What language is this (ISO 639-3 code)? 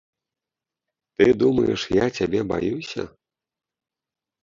bel